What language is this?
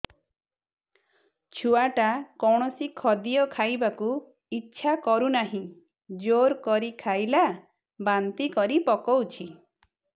Odia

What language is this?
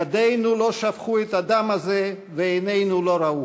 Hebrew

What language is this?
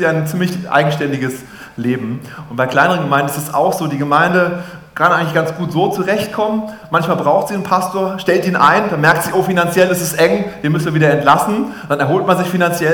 German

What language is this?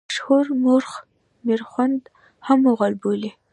Pashto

